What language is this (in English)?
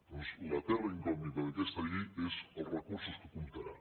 Catalan